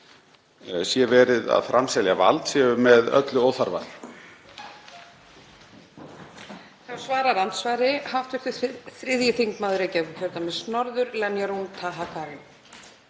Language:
Icelandic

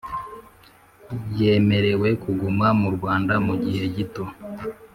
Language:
Kinyarwanda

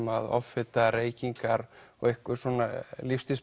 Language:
Icelandic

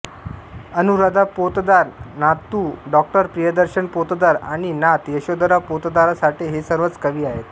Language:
Marathi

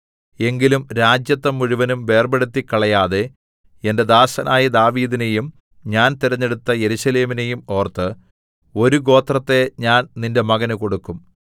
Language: Malayalam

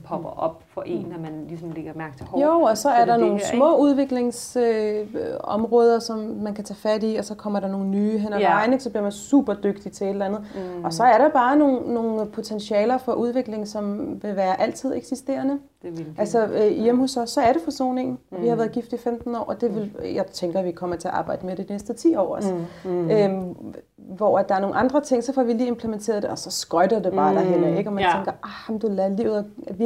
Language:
Danish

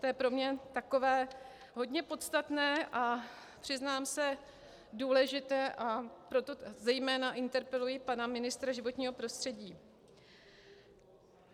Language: Czech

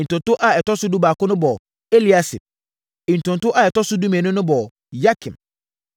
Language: Akan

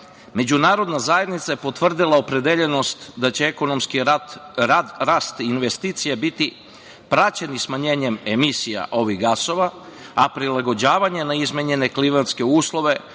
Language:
Serbian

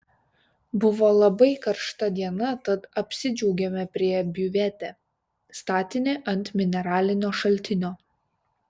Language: Lithuanian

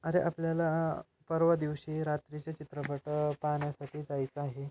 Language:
Marathi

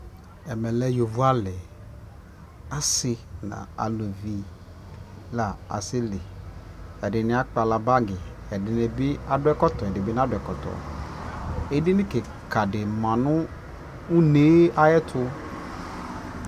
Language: Ikposo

